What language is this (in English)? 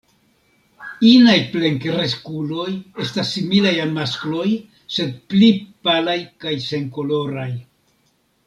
Esperanto